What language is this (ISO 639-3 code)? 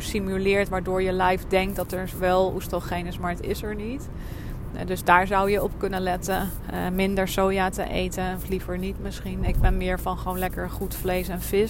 nld